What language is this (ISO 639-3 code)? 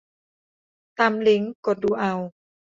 tha